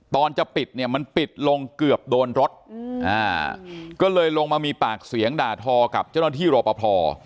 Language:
Thai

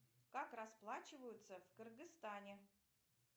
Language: Russian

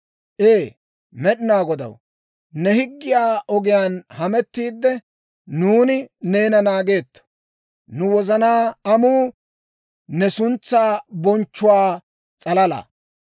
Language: Dawro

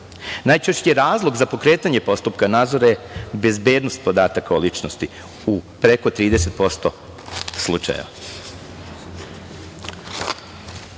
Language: Serbian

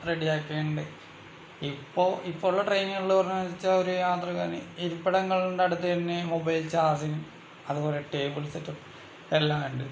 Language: Malayalam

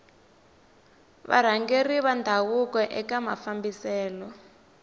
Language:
Tsonga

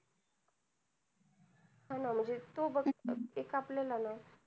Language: Marathi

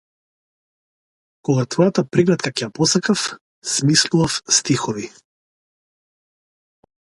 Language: Macedonian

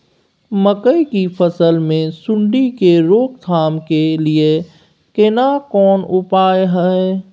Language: Maithili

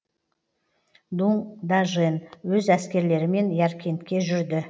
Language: Kazakh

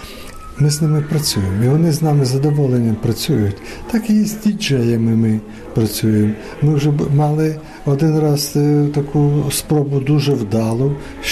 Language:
Ukrainian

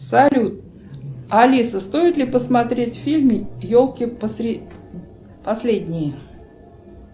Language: Russian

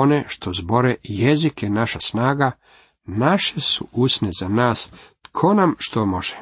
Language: Croatian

